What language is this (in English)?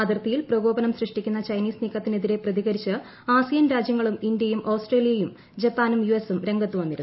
Malayalam